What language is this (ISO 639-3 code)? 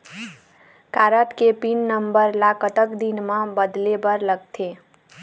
hne